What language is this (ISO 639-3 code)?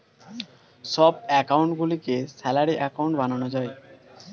ben